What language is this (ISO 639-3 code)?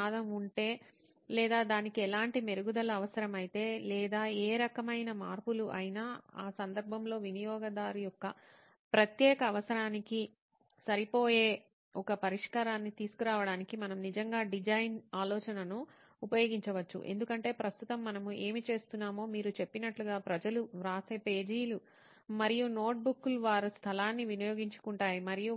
tel